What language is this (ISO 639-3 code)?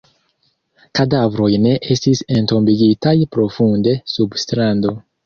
epo